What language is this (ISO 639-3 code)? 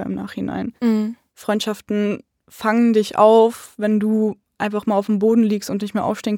deu